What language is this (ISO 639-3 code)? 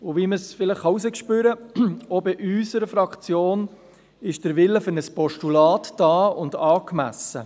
gsw